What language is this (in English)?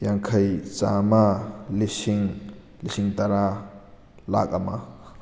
Manipuri